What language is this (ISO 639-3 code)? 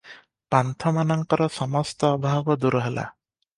ori